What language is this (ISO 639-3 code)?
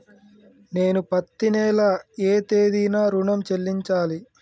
tel